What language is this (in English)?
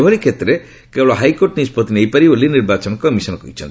Odia